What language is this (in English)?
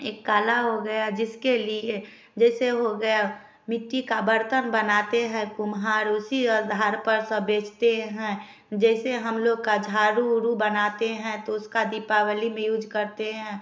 Hindi